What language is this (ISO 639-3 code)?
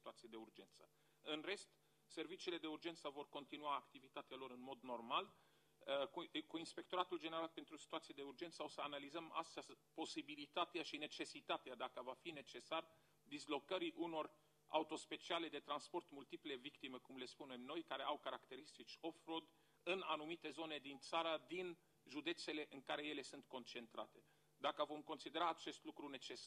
ron